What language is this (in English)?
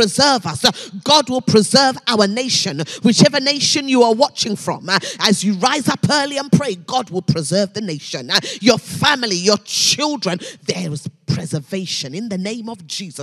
English